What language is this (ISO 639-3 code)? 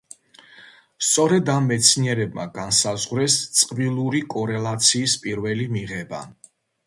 kat